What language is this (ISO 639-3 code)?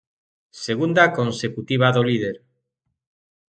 glg